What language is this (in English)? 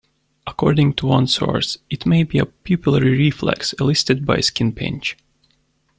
English